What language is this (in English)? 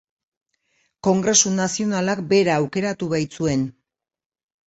Basque